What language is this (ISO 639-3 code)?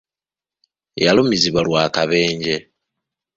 lug